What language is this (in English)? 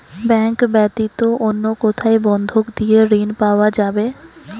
Bangla